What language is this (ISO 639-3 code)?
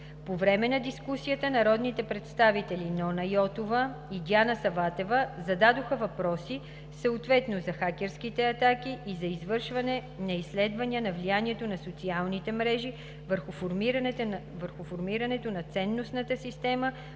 bul